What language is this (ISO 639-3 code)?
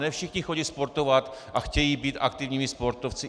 ces